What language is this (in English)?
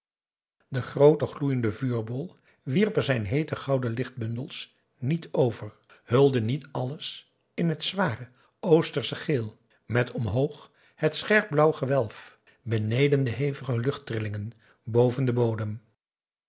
Dutch